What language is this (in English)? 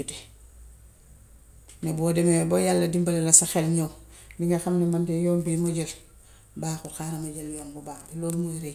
Gambian Wolof